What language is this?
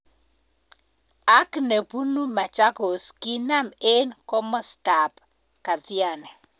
Kalenjin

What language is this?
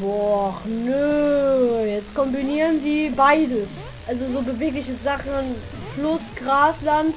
German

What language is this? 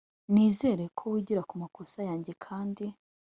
Kinyarwanda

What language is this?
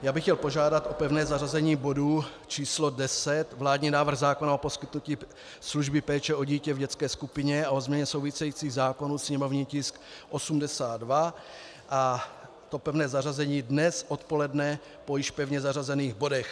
Czech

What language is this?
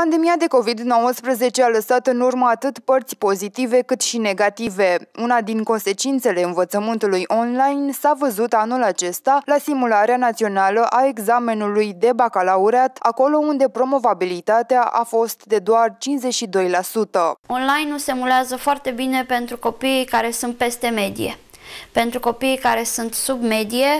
Romanian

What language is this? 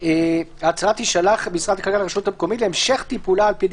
Hebrew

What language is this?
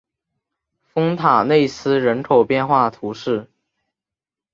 Chinese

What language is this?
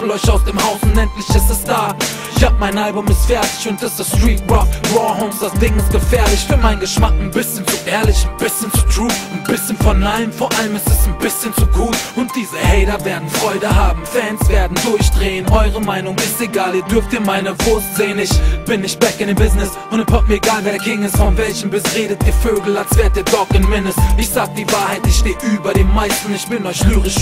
German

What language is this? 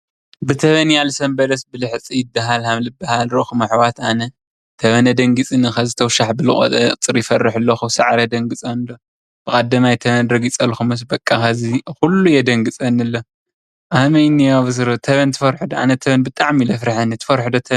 Tigrinya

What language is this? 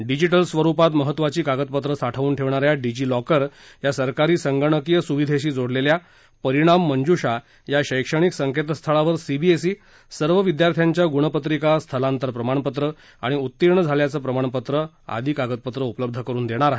Marathi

